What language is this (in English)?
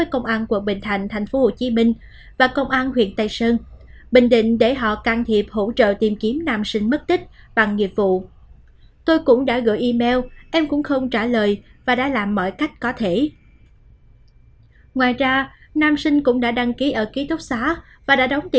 Vietnamese